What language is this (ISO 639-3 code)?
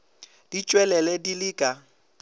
nso